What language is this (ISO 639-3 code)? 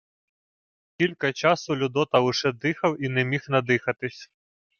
ukr